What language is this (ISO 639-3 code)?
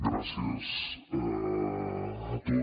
cat